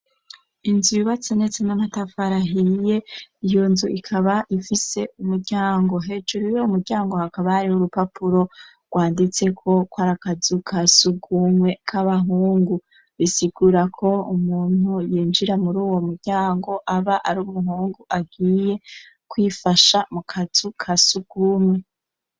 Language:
Rundi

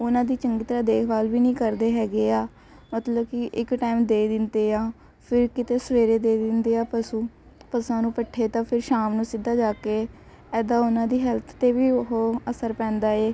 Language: Punjabi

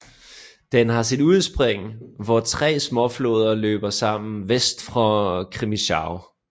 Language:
Danish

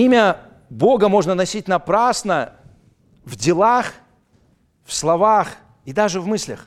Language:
Russian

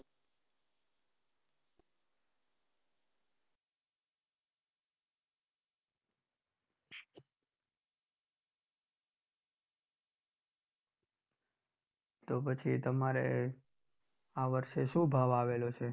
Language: Gujarati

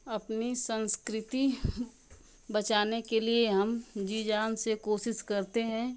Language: Hindi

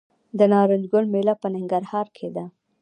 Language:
Pashto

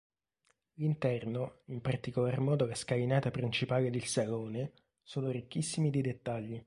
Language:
Italian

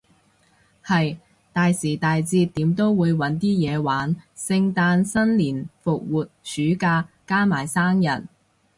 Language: Cantonese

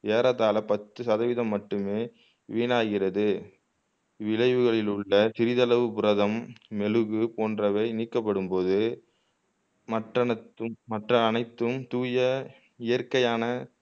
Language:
Tamil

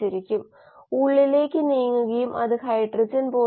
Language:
Malayalam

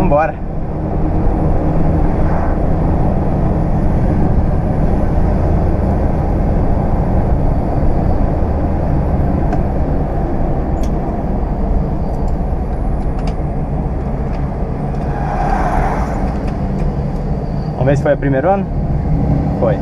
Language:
Portuguese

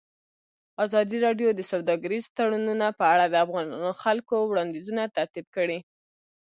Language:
Pashto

